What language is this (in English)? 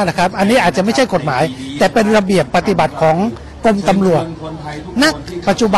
Thai